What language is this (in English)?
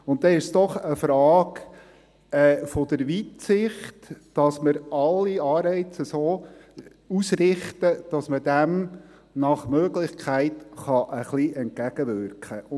Swiss German